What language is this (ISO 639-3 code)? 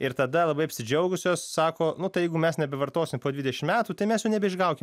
lit